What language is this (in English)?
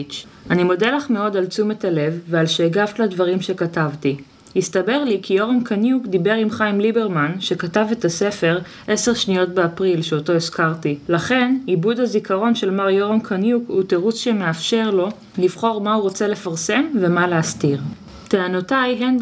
Hebrew